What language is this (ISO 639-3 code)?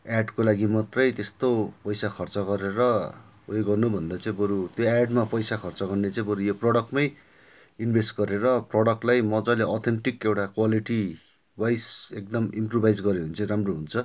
nep